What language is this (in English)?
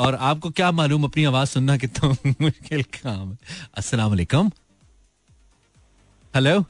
Hindi